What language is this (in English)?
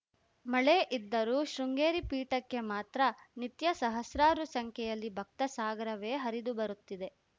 Kannada